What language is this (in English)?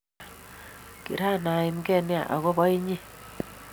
Kalenjin